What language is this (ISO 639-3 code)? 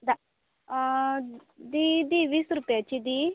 kok